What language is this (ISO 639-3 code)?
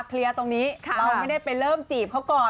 tha